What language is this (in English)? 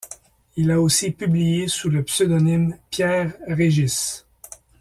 French